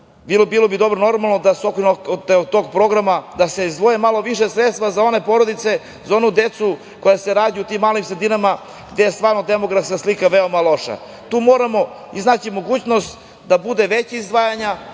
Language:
Serbian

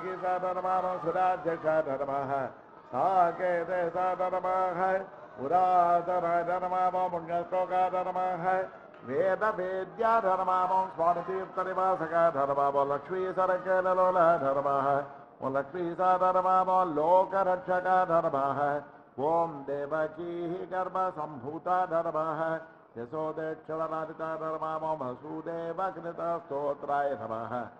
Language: Arabic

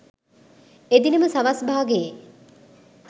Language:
Sinhala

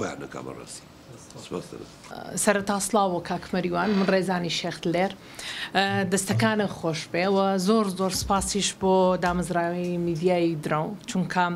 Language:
Arabic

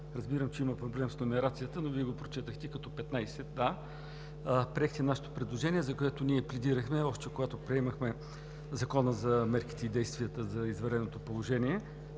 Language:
Bulgarian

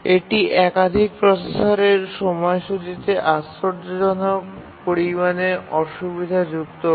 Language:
Bangla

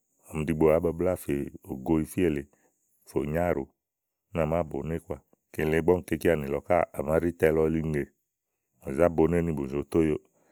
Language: Igo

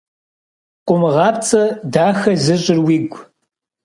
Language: Kabardian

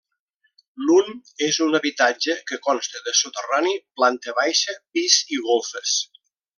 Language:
Catalan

